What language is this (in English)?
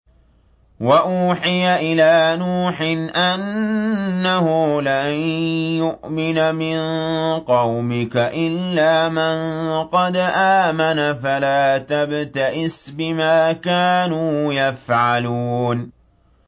Arabic